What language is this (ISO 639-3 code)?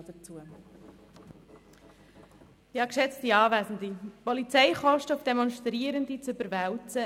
gsw